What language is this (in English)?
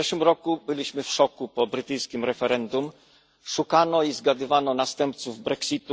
Polish